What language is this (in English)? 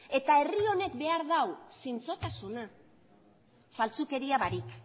Basque